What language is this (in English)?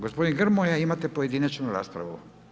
Croatian